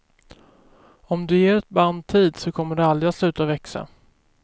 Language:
Swedish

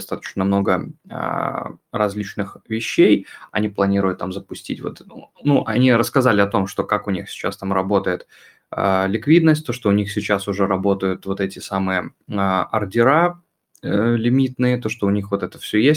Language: Russian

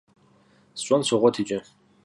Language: Kabardian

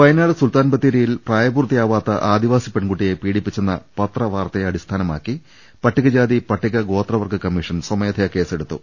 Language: Malayalam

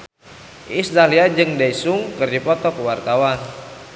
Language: Sundanese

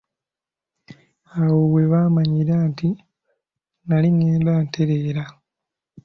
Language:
Ganda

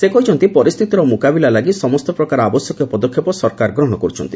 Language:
Odia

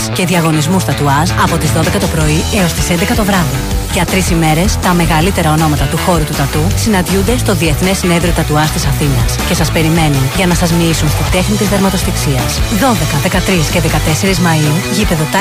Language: Greek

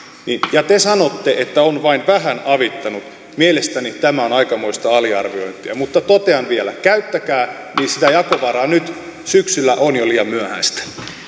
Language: Finnish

